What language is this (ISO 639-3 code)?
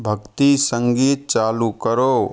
hin